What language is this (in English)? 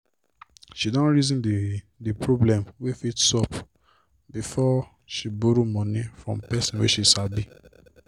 Nigerian Pidgin